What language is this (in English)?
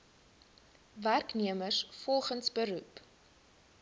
Afrikaans